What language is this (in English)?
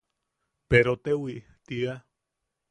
Yaqui